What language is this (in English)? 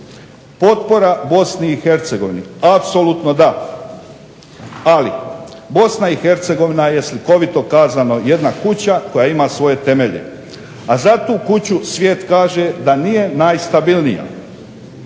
Croatian